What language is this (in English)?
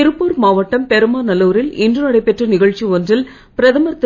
Tamil